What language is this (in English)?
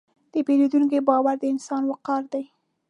Pashto